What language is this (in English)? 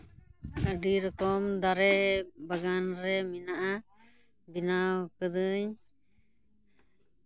Santali